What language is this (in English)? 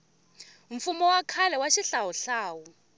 Tsonga